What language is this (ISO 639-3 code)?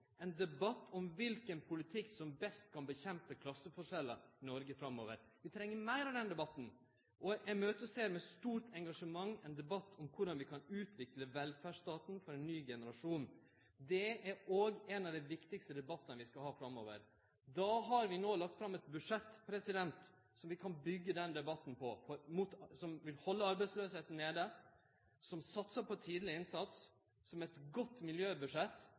nno